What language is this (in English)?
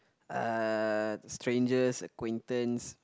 English